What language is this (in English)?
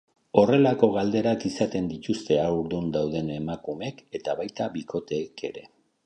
Basque